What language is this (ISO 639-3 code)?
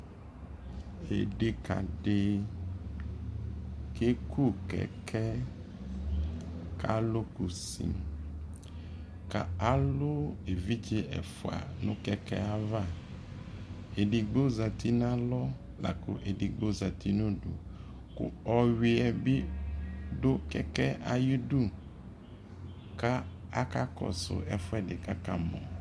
kpo